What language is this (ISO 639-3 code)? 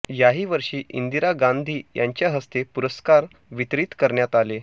mar